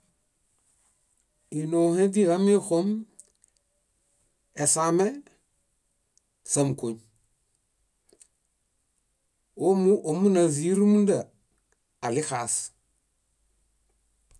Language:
Bayot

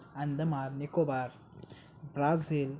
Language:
Marathi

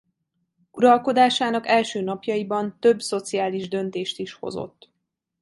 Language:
Hungarian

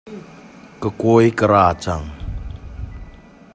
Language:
Hakha Chin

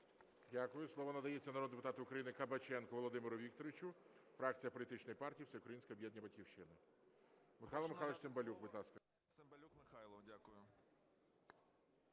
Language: Ukrainian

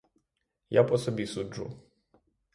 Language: Ukrainian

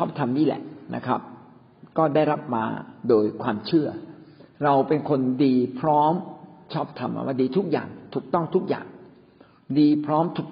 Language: Thai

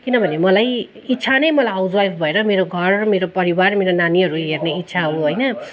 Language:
Nepali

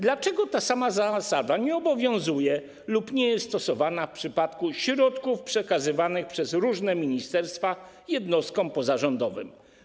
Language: Polish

